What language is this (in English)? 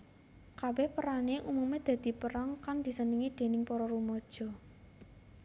Javanese